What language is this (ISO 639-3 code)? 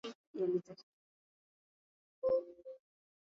swa